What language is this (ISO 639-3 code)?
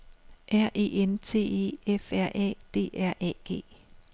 dan